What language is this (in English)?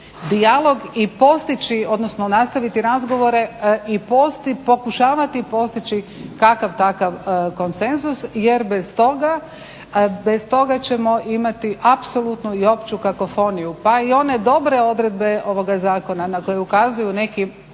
Croatian